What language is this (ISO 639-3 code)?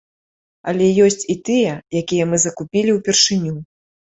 bel